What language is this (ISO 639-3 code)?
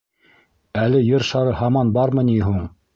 bak